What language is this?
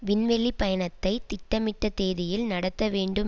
Tamil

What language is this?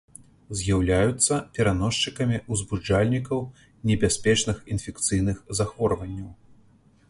Belarusian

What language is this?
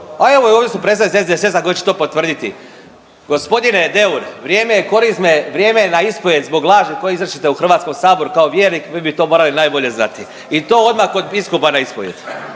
Croatian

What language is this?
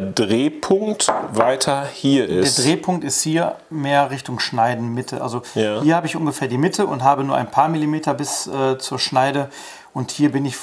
German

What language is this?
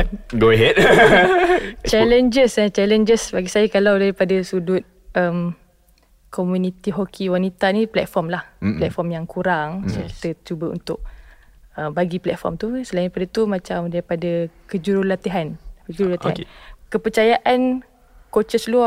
Malay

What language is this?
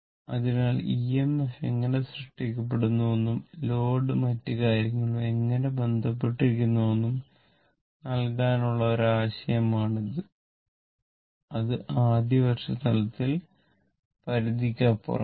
Malayalam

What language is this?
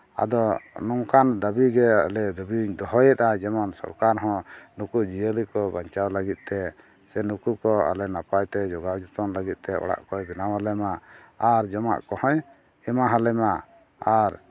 Santali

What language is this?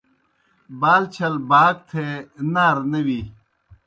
Kohistani Shina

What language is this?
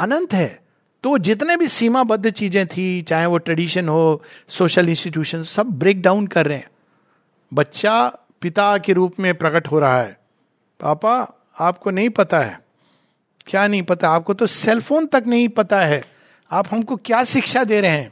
Hindi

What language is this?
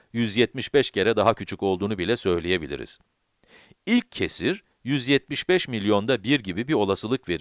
Turkish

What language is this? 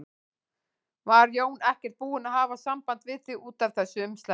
Icelandic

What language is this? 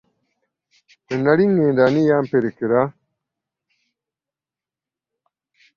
Ganda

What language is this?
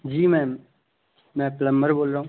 Hindi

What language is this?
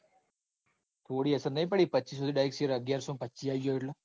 Gujarati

